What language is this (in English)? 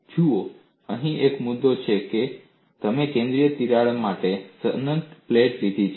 Gujarati